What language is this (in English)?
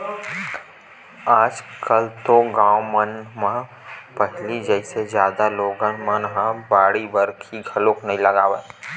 Chhattisgarhi